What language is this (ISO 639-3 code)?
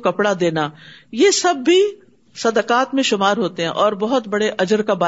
urd